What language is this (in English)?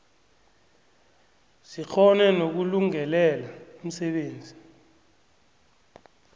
South Ndebele